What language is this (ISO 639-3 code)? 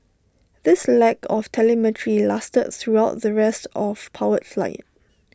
eng